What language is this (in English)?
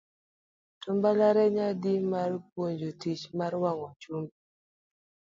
Luo (Kenya and Tanzania)